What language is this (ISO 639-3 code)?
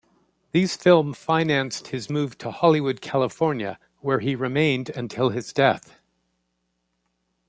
eng